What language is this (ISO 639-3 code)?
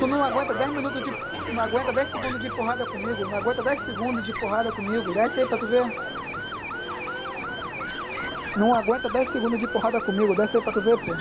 por